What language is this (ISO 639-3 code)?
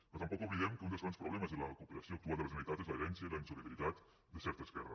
cat